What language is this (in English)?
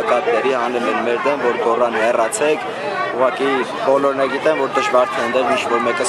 Arabic